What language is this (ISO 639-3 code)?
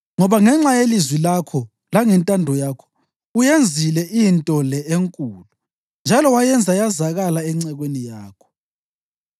nde